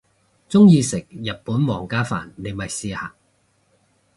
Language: Cantonese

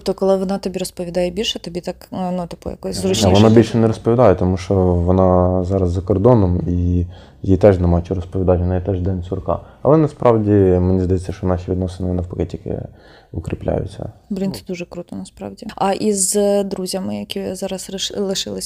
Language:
Ukrainian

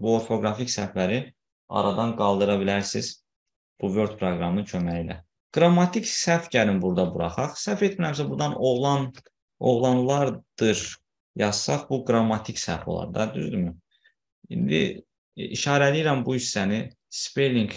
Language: Turkish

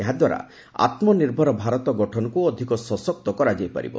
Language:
Odia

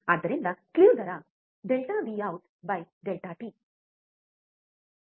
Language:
Kannada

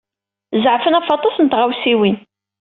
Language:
Kabyle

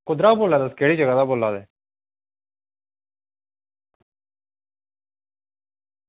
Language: Dogri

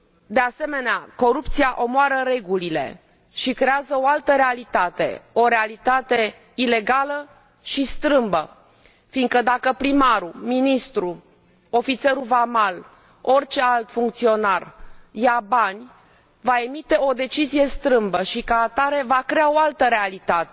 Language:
Romanian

